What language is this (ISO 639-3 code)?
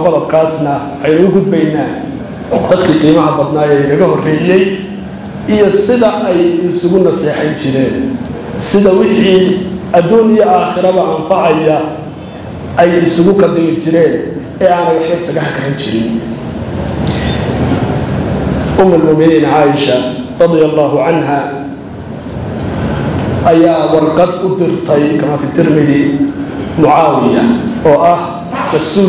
ara